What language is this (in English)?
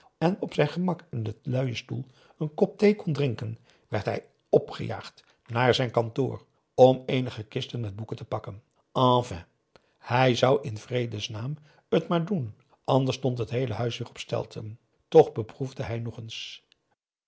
Dutch